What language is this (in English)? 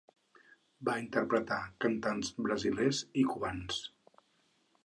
Catalan